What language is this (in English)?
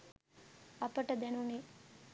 Sinhala